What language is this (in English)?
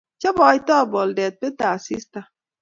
Kalenjin